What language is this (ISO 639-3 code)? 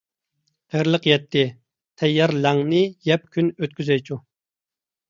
uig